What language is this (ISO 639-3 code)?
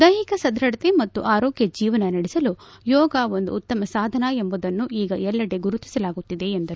kan